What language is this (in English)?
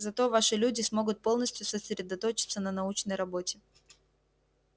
Russian